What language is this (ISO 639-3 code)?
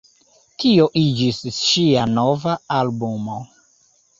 epo